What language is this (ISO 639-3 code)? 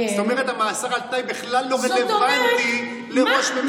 heb